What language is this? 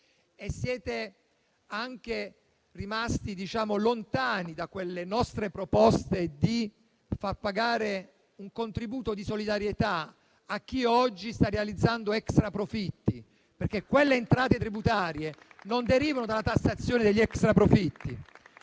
Italian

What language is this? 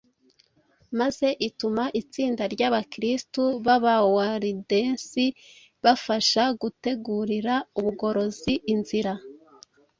Kinyarwanda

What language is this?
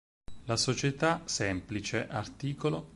Italian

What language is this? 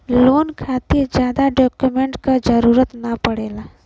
Bhojpuri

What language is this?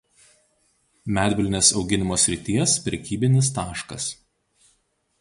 Lithuanian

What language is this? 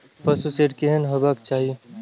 Maithili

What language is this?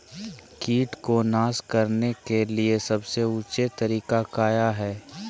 Magahi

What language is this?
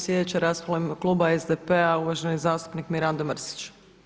Croatian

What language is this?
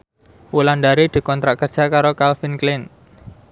Javanese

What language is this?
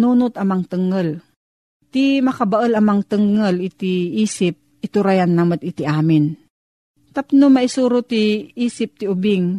Filipino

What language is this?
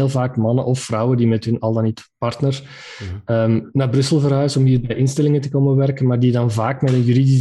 Dutch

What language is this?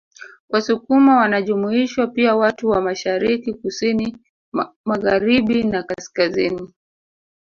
Swahili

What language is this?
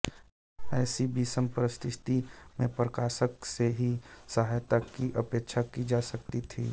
Hindi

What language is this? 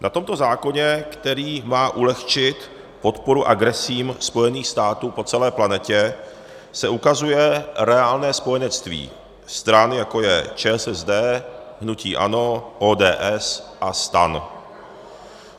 Czech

